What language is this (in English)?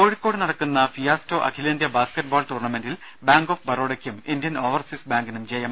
Malayalam